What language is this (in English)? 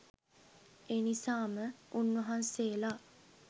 Sinhala